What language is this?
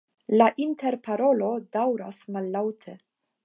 Esperanto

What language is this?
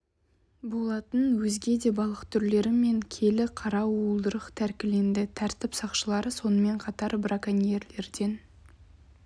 Kazakh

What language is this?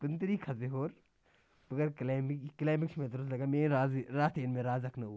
Kashmiri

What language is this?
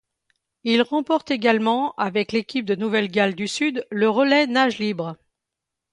French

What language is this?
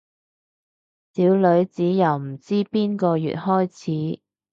Cantonese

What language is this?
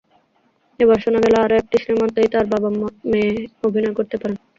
Bangla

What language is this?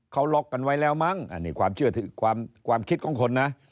Thai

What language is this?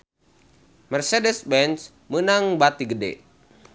Sundanese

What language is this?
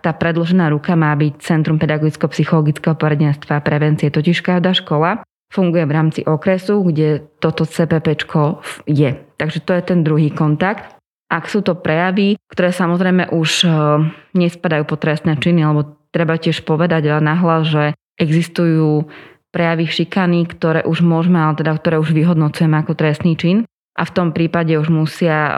Slovak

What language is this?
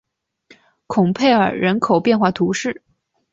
Chinese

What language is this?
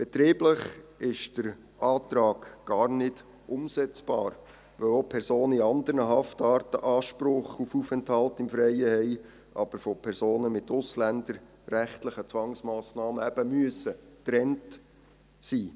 Swiss German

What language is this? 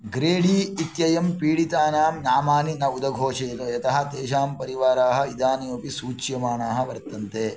Sanskrit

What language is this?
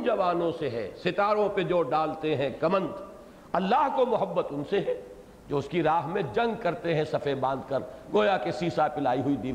Urdu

